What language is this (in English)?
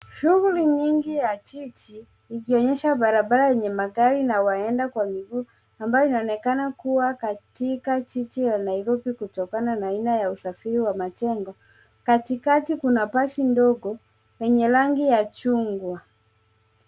Swahili